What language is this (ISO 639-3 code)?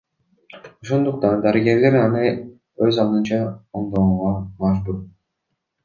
kir